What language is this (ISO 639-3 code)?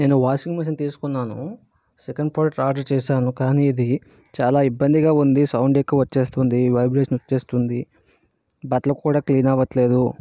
tel